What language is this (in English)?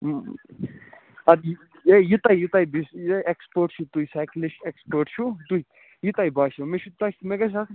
Kashmiri